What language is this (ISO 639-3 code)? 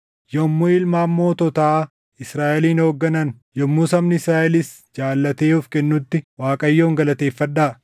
orm